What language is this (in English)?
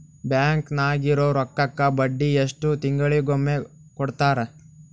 Kannada